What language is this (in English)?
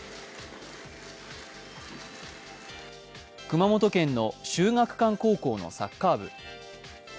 Japanese